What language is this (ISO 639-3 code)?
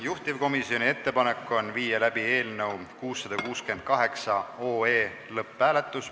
est